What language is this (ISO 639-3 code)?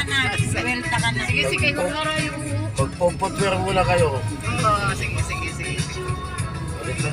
fil